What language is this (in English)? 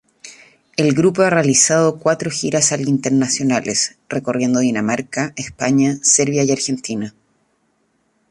Spanish